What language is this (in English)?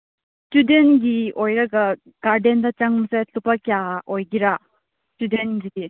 Manipuri